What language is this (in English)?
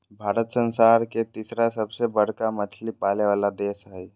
Magahi